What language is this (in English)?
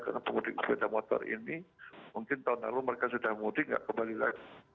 Indonesian